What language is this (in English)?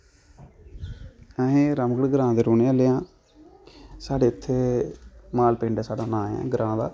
Dogri